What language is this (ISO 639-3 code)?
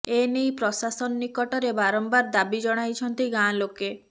ori